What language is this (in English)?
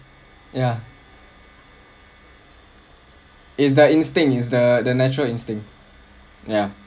English